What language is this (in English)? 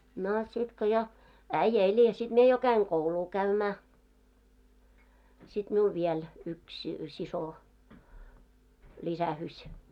Finnish